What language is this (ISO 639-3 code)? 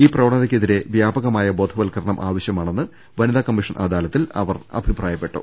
mal